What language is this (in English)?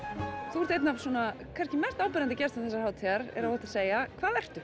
Icelandic